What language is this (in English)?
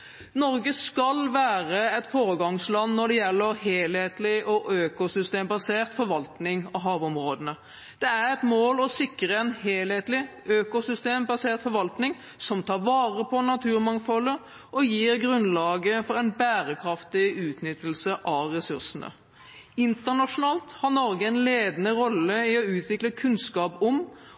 Norwegian Bokmål